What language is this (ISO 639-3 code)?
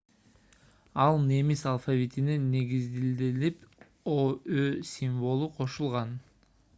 kir